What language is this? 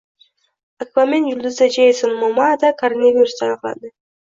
Uzbek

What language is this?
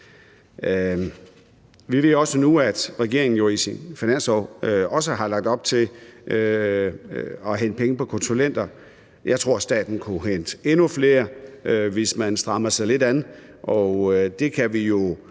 Danish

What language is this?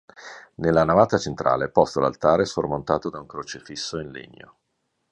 Italian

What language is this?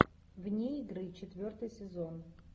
Russian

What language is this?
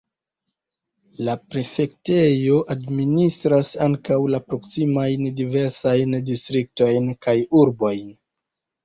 Esperanto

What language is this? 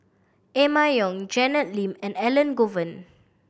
English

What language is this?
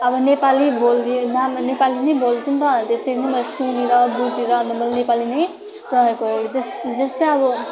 Nepali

